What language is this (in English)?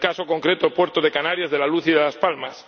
Spanish